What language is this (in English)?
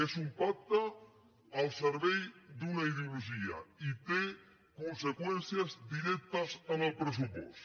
Catalan